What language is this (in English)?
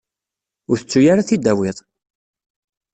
Kabyle